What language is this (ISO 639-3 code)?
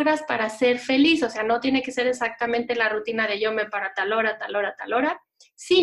spa